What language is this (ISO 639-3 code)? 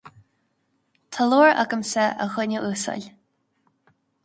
gle